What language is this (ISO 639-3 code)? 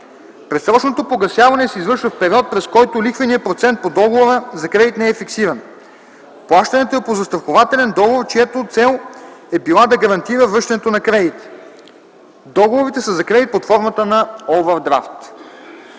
bul